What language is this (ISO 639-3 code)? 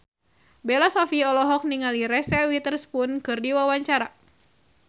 sun